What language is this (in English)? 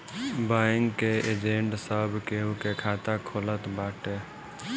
Bhojpuri